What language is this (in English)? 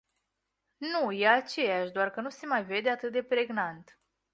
Romanian